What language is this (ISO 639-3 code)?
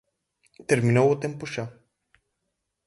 glg